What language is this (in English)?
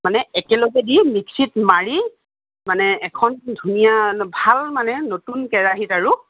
Assamese